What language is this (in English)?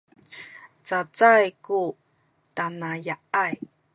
Sakizaya